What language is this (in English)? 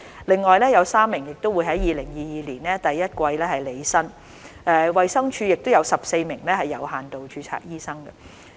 Cantonese